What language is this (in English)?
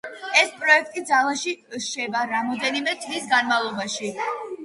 Georgian